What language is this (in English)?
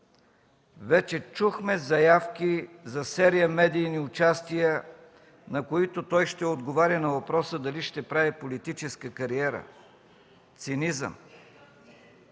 Bulgarian